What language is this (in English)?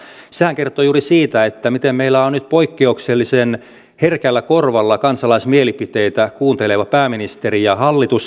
Finnish